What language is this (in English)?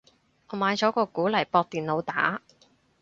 Cantonese